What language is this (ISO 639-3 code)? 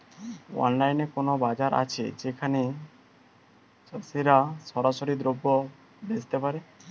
ben